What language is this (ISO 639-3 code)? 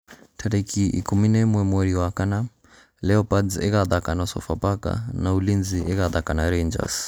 kik